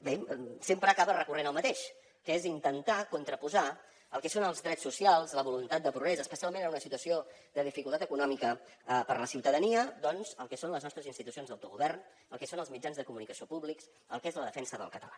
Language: Catalan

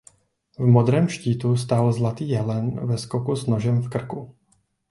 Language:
Czech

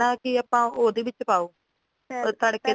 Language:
Punjabi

